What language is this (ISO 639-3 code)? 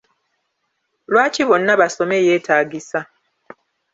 lug